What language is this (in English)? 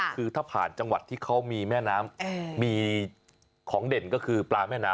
Thai